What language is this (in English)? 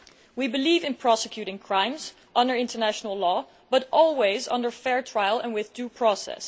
English